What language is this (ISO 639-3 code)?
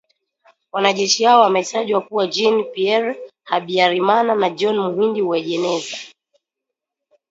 swa